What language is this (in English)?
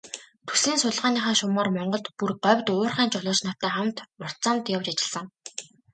Mongolian